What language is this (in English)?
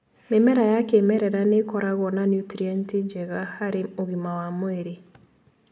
Kikuyu